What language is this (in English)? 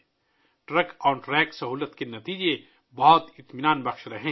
Urdu